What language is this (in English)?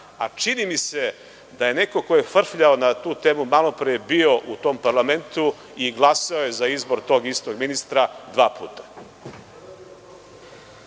Serbian